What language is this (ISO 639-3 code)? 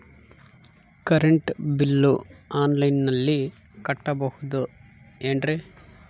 kan